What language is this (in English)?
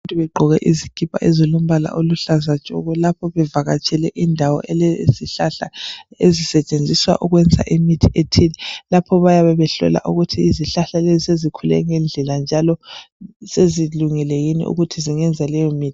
North Ndebele